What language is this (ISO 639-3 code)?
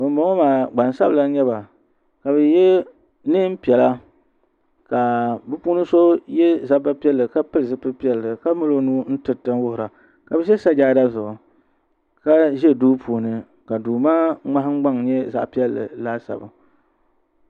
dag